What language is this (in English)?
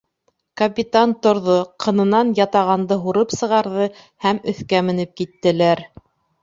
Bashkir